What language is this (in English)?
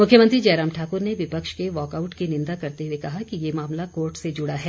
Hindi